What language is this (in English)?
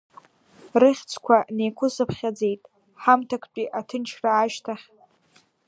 Abkhazian